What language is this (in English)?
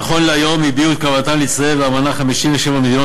Hebrew